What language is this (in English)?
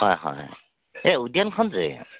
Assamese